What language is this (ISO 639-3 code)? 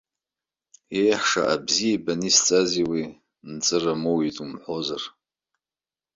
abk